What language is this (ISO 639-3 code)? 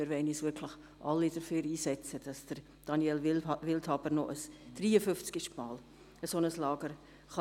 gsw